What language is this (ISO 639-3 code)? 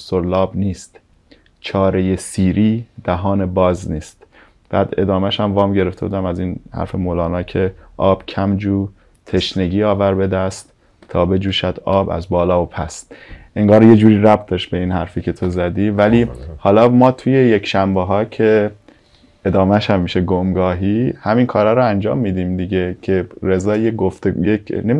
fas